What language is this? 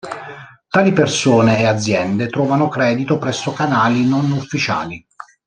Italian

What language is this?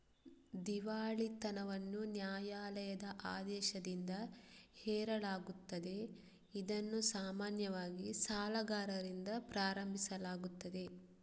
Kannada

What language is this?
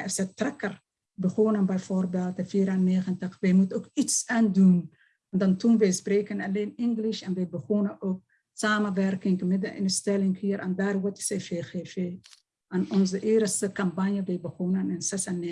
Dutch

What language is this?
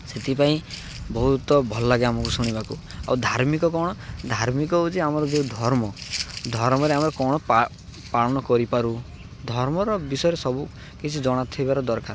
Odia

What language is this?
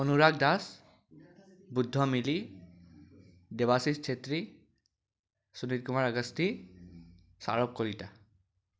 Assamese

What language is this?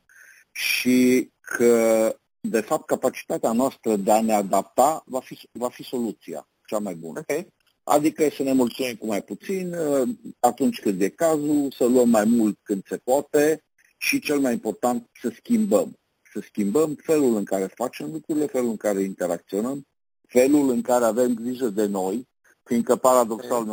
Romanian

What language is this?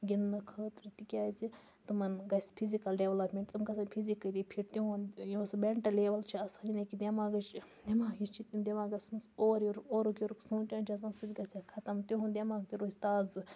Kashmiri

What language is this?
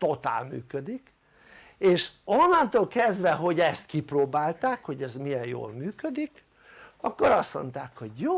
Hungarian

